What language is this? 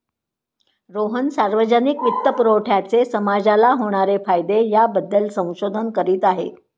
Marathi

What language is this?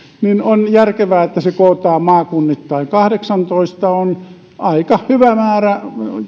Finnish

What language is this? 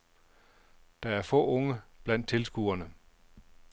Danish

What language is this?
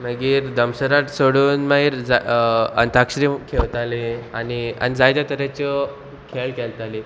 Konkani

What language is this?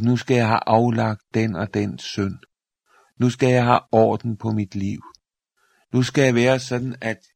Danish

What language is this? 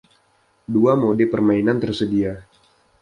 Indonesian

